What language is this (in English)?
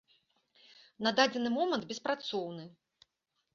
Belarusian